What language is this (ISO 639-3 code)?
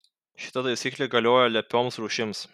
lit